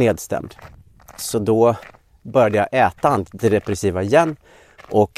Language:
Swedish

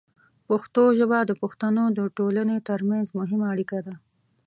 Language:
Pashto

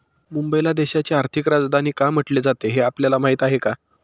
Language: Marathi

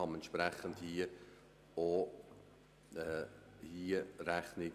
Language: Swiss German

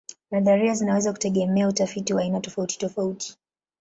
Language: Swahili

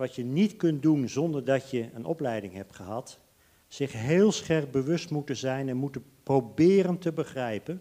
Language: Dutch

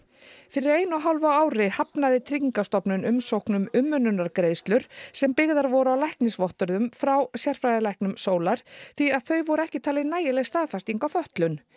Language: Icelandic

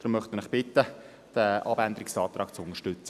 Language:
Swiss German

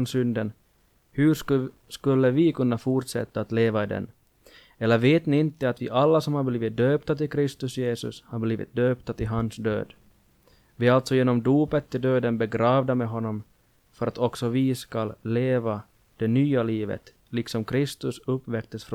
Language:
Swedish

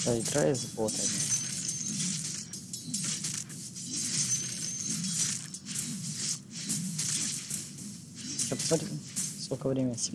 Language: Russian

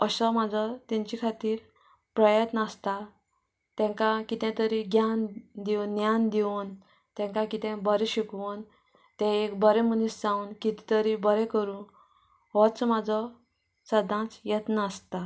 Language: Konkani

